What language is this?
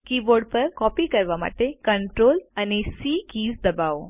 Gujarati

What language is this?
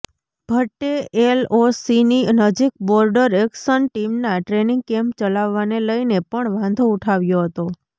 Gujarati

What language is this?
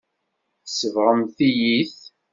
Kabyle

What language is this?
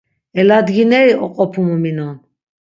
Laz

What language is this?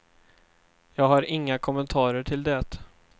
Swedish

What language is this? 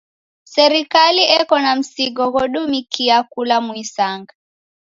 Taita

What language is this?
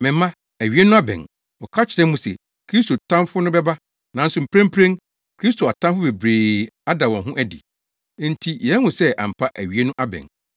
Akan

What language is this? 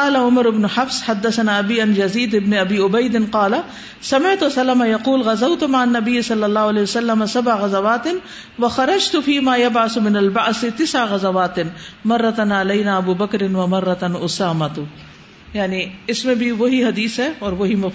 Urdu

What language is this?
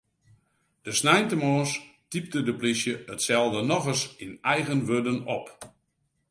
Western Frisian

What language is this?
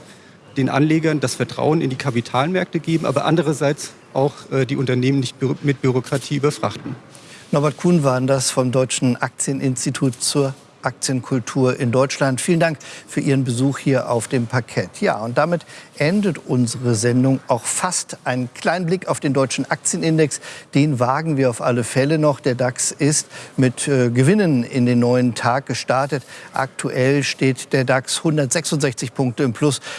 German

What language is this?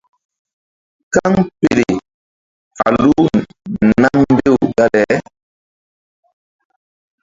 Mbum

